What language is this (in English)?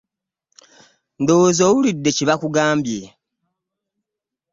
Ganda